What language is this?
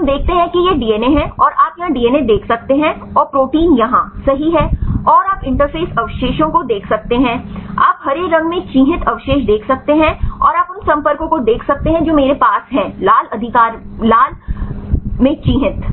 Hindi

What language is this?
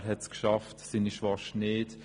Swiss German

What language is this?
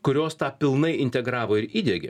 Lithuanian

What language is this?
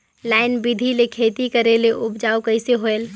Chhattisgarhi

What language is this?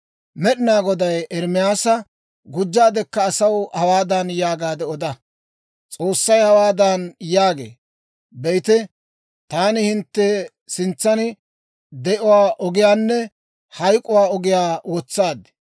Dawro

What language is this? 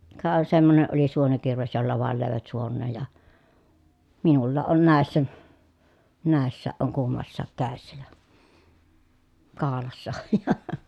Finnish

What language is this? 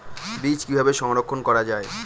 Bangla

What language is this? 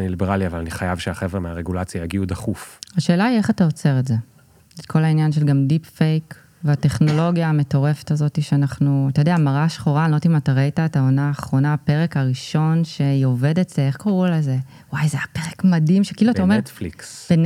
Hebrew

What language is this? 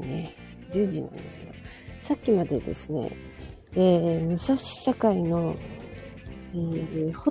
Japanese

